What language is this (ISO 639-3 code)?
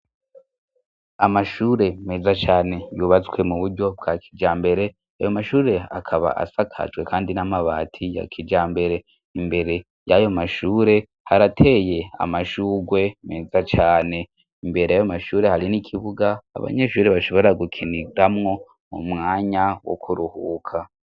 run